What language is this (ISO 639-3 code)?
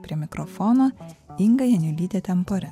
lit